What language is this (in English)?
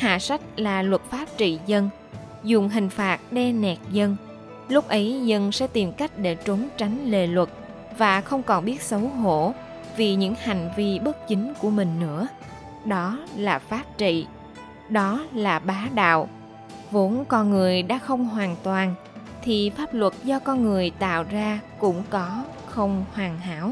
Vietnamese